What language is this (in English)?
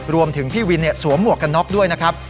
Thai